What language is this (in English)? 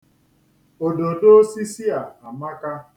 Igbo